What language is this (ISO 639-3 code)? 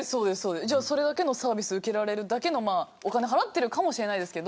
jpn